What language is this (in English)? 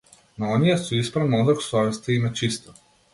Macedonian